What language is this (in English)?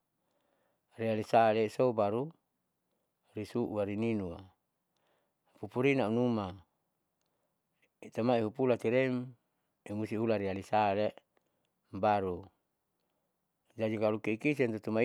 Saleman